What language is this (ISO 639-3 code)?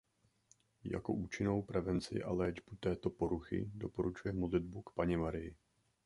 ces